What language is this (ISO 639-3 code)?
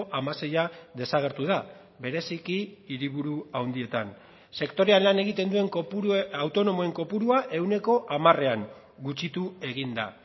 eus